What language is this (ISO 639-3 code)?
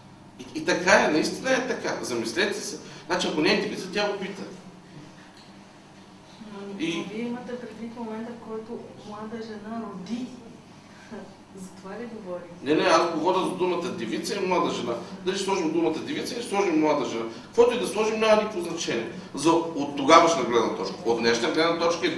bul